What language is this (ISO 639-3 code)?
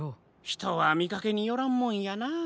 jpn